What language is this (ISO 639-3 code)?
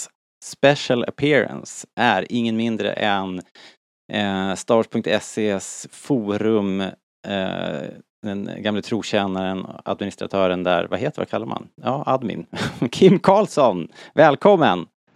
swe